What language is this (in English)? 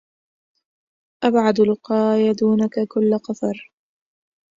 Arabic